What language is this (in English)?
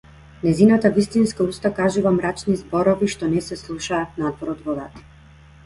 Macedonian